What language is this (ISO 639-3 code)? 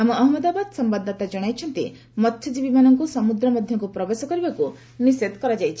ori